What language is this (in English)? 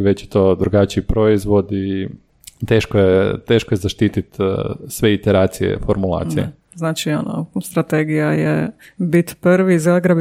Croatian